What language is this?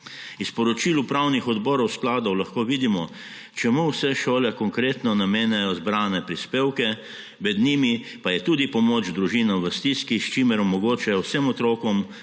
Slovenian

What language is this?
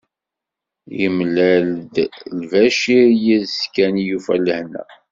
Kabyle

